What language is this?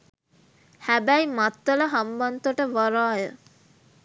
Sinhala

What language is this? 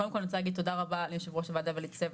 Hebrew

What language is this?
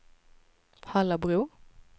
Swedish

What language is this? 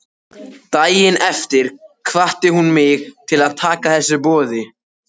Icelandic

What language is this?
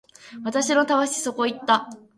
Japanese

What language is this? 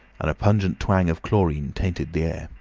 English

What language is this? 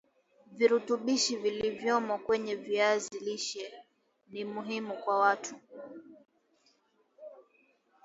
Swahili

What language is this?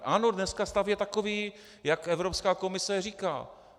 Czech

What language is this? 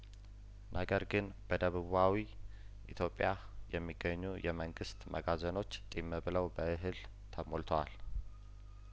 Amharic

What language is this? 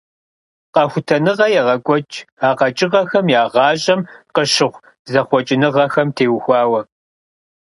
Kabardian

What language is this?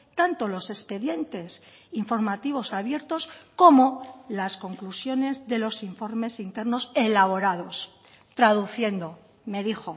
Spanish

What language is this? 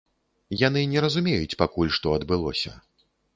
Belarusian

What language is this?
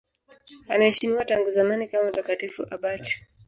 Swahili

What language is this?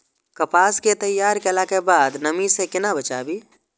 Maithili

